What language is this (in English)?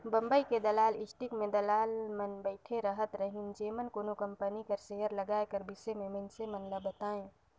Chhattisgarhi